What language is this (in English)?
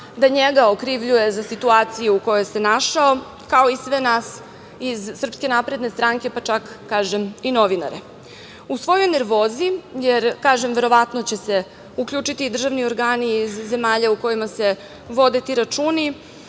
Serbian